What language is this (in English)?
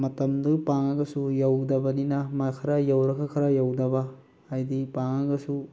Manipuri